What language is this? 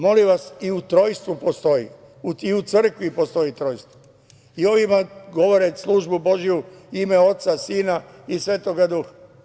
Serbian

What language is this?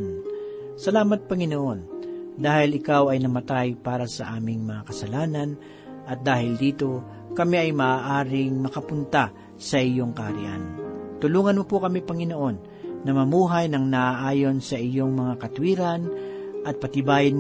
Filipino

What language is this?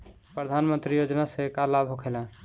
Bhojpuri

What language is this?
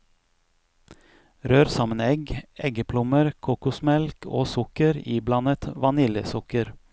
Norwegian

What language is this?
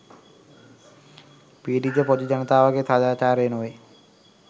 Sinhala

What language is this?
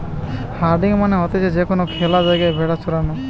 Bangla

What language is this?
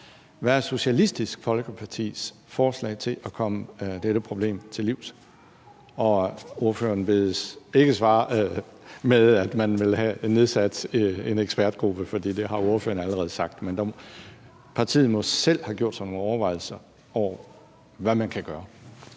Danish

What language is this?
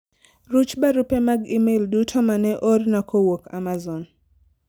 Luo (Kenya and Tanzania)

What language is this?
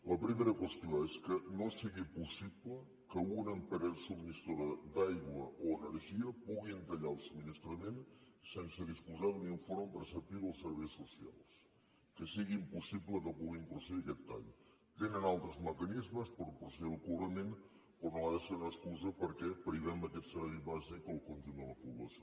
Catalan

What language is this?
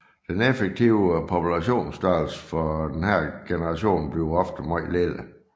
Danish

